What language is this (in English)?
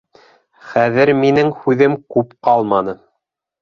Bashkir